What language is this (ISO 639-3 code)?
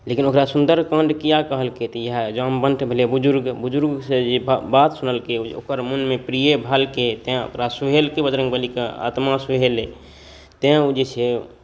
mai